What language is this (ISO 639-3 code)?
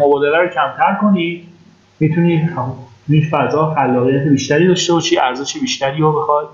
fas